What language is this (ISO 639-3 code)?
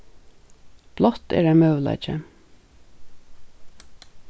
fao